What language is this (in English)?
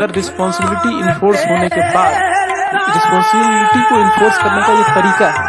Hindi